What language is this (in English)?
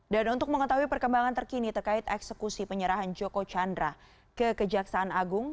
Indonesian